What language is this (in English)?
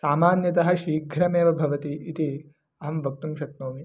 Sanskrit